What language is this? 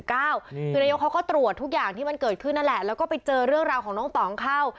Thai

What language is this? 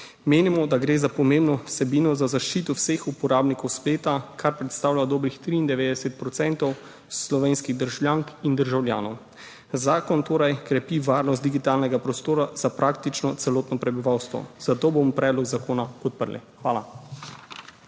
Slovenian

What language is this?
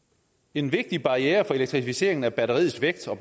Danish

